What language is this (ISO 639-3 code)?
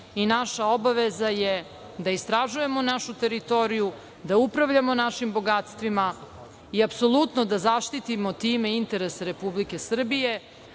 srp